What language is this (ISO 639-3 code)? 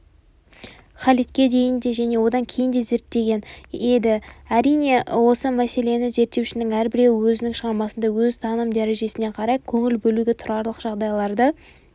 kaz